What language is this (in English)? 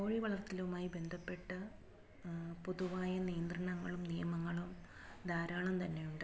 Malayalam